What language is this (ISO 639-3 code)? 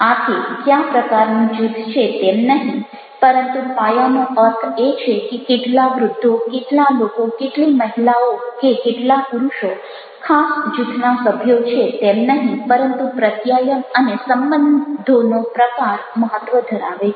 guj